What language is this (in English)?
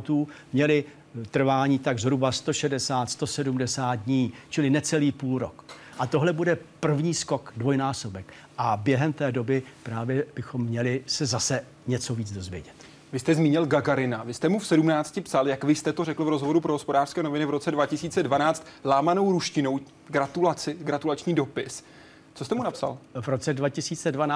Czech